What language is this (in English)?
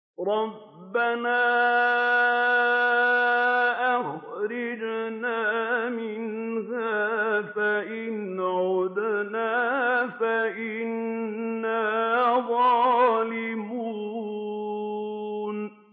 Arabic